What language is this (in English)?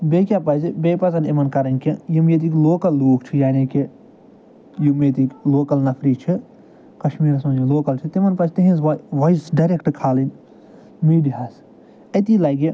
Kashmiri